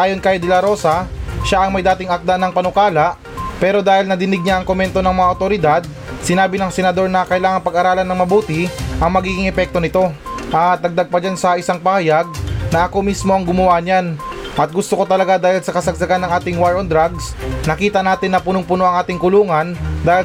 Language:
Filipino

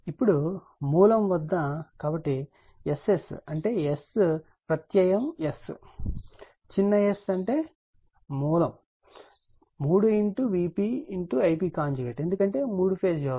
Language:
Telugu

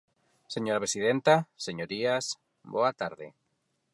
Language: Galician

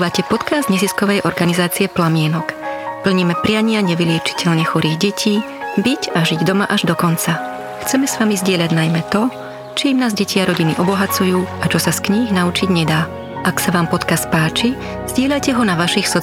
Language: Slovak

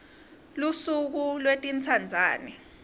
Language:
Swati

